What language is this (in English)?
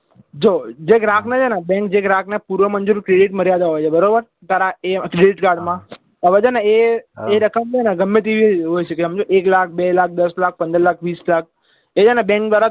Gujarati